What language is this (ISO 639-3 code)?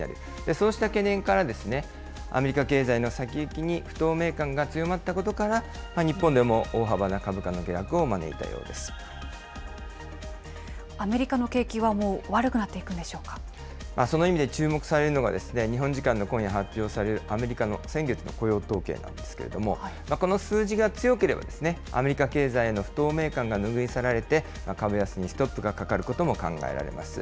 jpn